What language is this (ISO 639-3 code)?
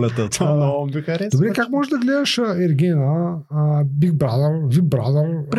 bul